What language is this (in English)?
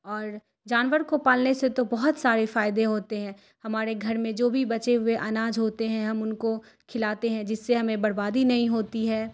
Urdu